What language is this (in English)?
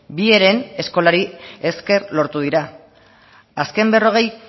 Basque